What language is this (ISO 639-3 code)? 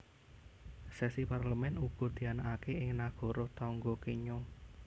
jav